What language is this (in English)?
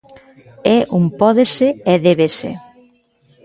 Galician